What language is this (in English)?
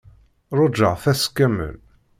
Kabyle